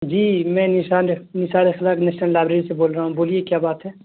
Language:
Urdu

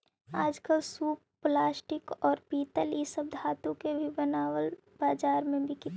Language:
Magahi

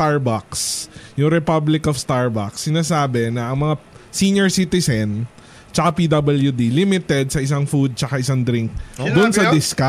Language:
Filipino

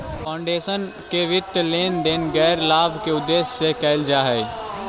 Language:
Magahi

